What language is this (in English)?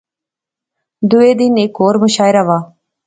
Pahari-Potwari